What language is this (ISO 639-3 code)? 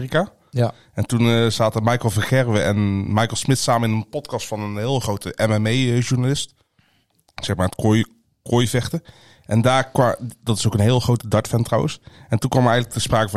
nld